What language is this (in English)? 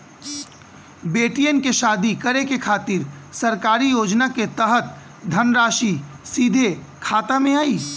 Bhojpuri